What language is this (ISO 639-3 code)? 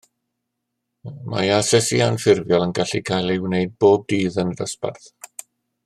cym